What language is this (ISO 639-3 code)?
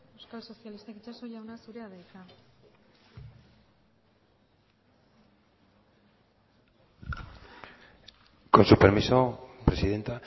eus